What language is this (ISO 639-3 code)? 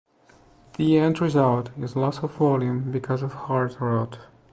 eng